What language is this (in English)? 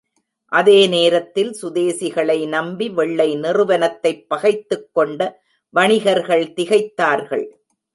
Tamil